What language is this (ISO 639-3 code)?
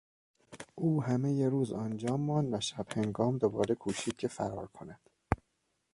fas